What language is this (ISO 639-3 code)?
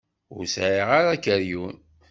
kab